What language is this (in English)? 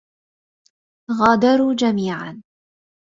Arabic